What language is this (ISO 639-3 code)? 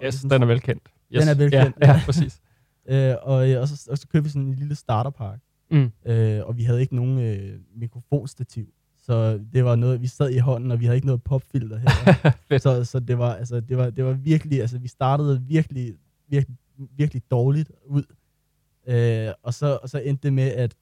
dan